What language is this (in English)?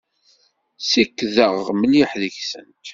Kabyle